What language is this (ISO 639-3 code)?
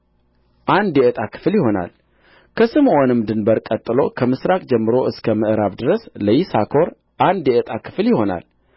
amh